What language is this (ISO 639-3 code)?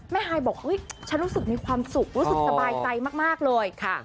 tha